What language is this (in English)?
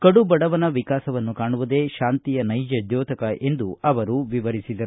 Kannada